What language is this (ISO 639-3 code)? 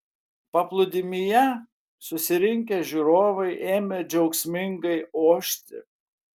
lit